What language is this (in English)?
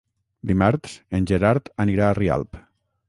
Catalan